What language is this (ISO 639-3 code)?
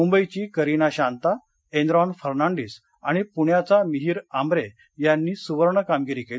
mar